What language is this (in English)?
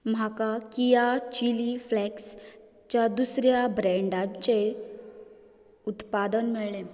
Konkani